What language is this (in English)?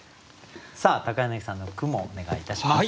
Japanese